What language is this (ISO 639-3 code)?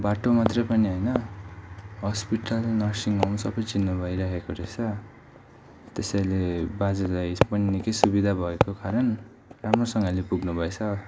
nep